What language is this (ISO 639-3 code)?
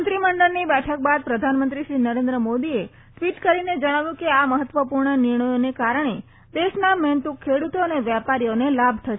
guj